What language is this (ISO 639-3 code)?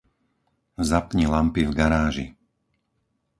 slk